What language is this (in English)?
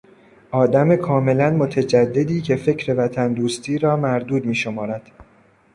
Persian